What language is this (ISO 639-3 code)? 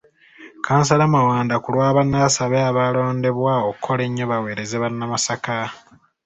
lug